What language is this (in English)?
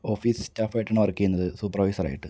Malayalam